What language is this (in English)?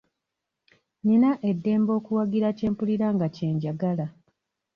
Ganda